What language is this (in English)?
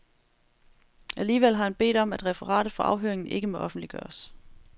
Danish